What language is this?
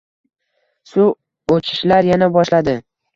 Uzbek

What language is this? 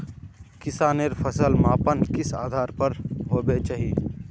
Magahi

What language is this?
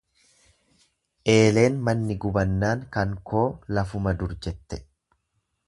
Oromo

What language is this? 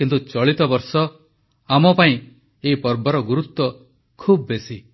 Odia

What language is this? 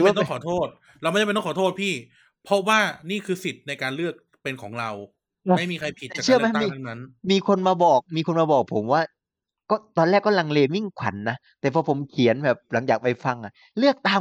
Thai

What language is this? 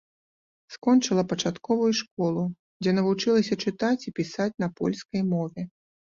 Belarusian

